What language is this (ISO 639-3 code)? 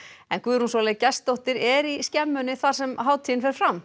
isl